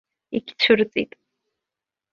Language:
Abkhazian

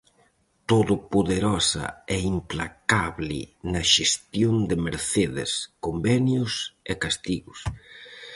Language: Galician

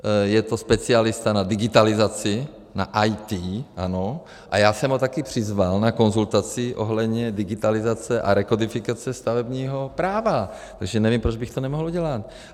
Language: Czech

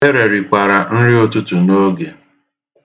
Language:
Igbo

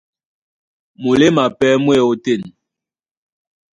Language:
Duala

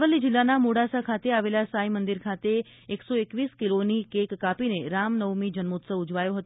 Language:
Gujarati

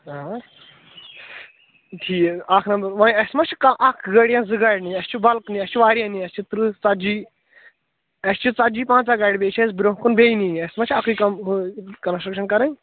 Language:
Kashmiri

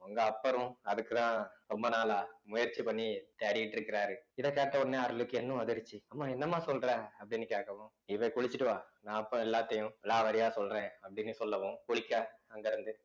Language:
Tamil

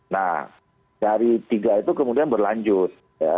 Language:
Indonesian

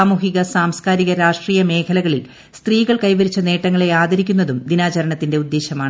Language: Malayalam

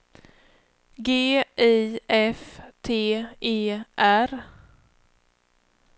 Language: Swedish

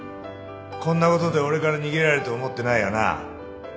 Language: Japanese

